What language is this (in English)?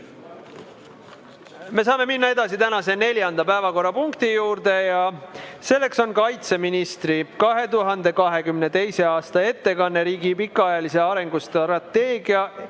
Estonian